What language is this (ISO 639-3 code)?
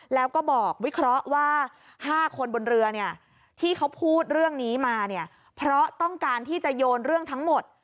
tha